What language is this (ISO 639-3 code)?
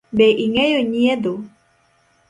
luo